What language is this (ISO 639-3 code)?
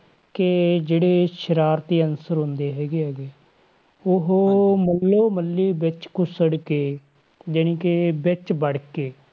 pan